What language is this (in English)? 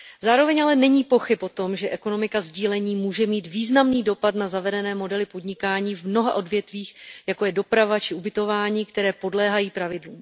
Czech